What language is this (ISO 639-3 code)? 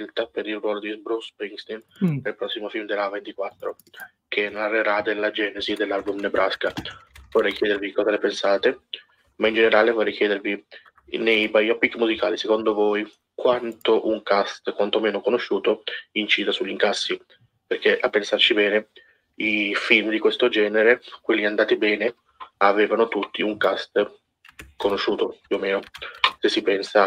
ita